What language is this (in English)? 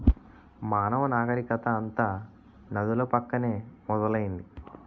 Telugu